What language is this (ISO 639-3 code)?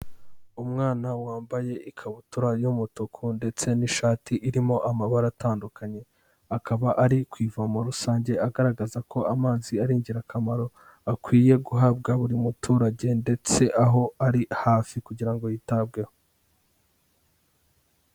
kin